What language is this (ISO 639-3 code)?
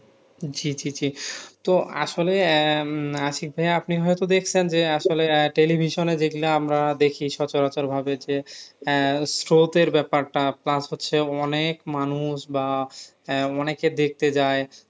ben